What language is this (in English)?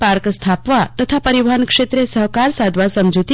Gujarati